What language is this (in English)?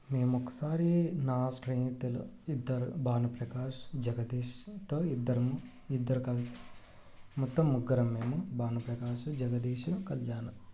Telugu